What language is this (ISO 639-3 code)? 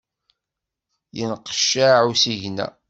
kab